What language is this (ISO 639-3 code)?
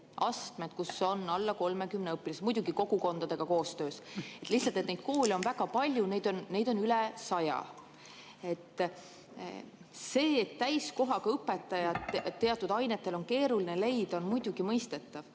est